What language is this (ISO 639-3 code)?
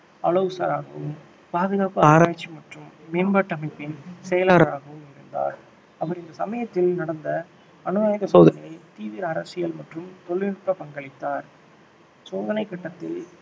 tam